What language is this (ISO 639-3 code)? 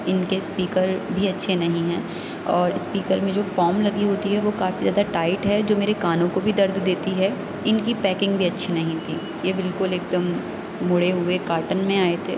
urd